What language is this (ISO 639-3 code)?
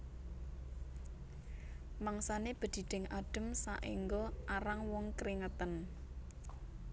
jav